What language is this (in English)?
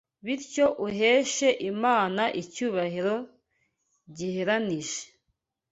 Kinyarwanda